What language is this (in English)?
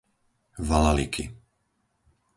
Slovak